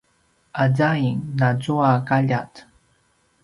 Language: Paiwan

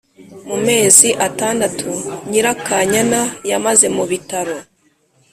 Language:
Kinyarwanda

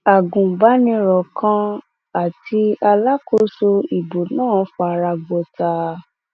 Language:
Yoruba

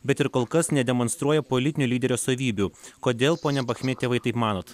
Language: Lithuanian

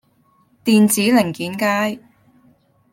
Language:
Cantonese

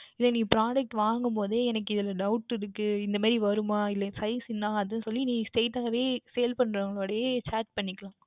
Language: Tamil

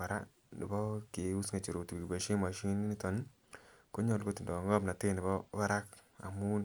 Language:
Kalenjin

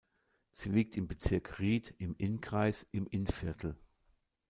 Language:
German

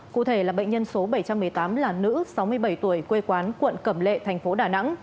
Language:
Vietnamese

